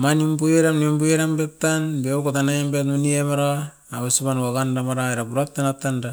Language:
Askopan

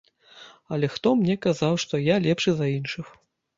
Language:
Belarusian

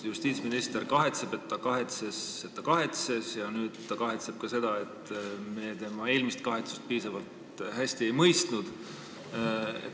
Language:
Estonian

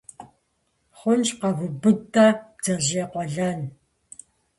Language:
Kabardian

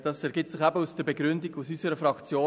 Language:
Swiss German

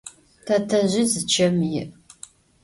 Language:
Adyghe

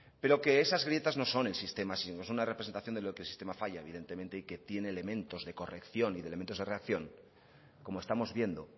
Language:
Spanish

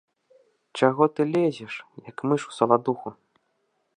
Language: Belarusian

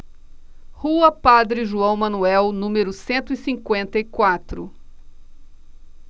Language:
Portuguese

